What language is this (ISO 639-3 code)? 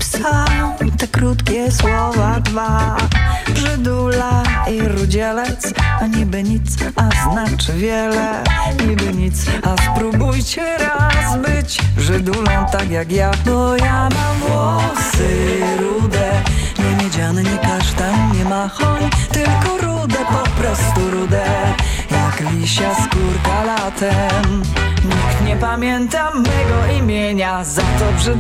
pol